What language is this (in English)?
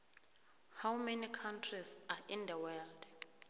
South Ndebele